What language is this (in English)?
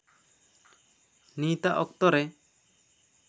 Santali